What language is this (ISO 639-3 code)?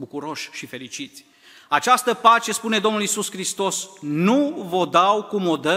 ron